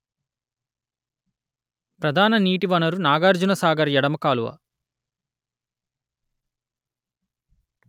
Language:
Telugu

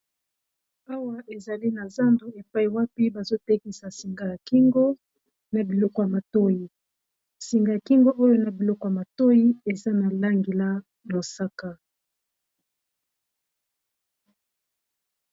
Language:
Lingala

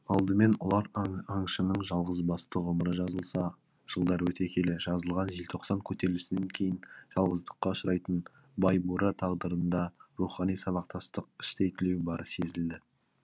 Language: Kazakh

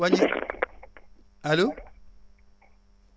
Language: Wolof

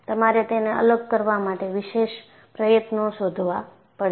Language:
Gujarati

